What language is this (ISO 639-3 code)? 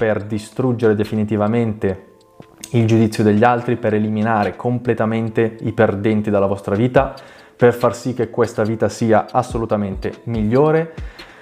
ita